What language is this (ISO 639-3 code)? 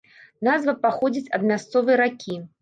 bel